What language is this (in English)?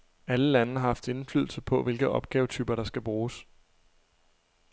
Danish